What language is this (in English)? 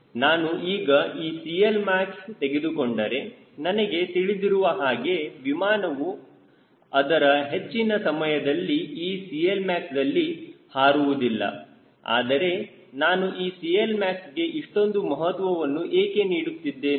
Kannada